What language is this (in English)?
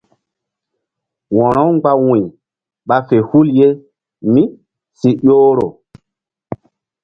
Mbum